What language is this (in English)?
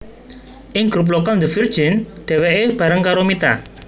Javanese